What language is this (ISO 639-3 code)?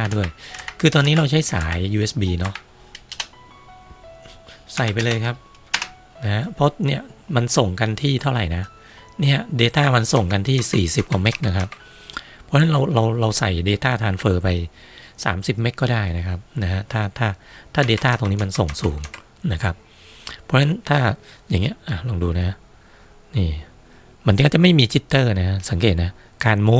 tha